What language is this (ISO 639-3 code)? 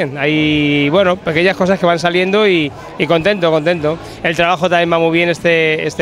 spa